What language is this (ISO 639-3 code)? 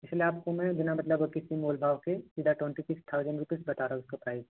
hin